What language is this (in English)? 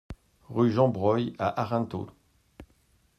French